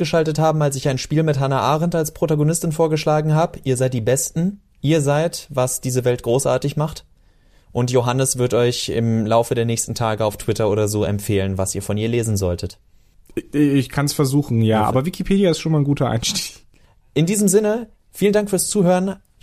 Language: German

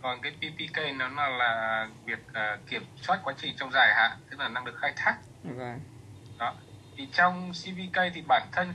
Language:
Vietnamese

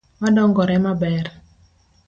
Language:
Luo (Kenya and Tanzania)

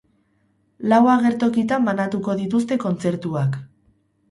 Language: Basque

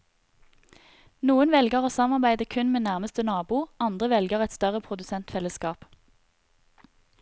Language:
Norwegian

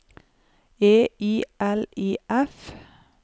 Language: Norwegian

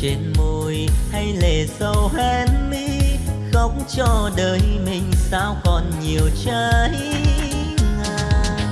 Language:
Vietnamese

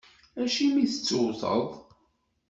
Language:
Kabyle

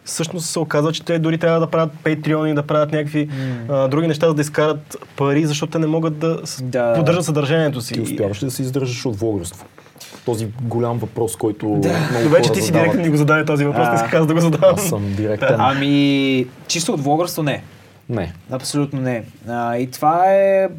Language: Bulgarian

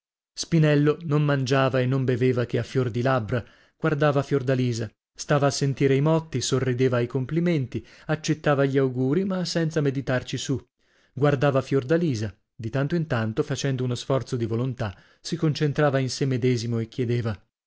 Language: Italian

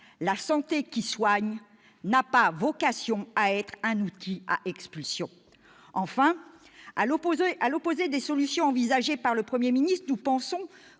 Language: French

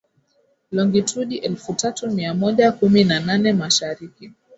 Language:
Swahili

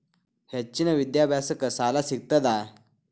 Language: Kannada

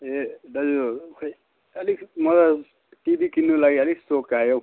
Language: Nepali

